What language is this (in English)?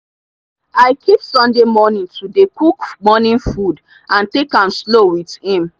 Nigerian Pidgin